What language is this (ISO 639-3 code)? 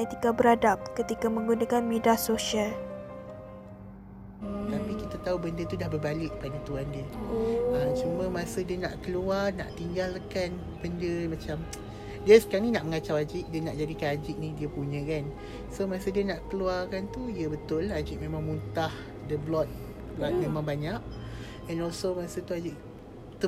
msa